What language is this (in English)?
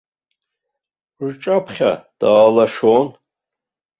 Abkhazian